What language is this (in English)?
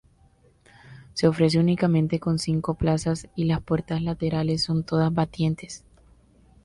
Spanish